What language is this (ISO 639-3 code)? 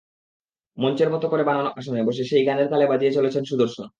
ben